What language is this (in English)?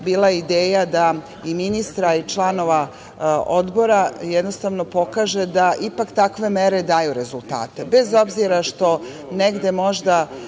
Serbian